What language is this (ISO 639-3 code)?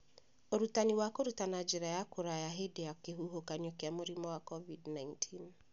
kik